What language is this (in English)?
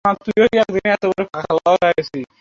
Bangla